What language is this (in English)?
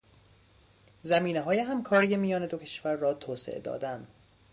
Persian